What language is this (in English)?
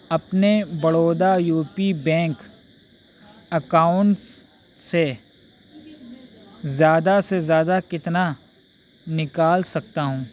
Urdu